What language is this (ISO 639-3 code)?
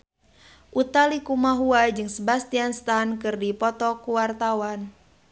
sun